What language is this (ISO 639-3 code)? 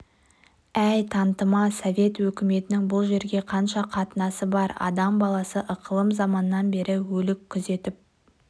kaz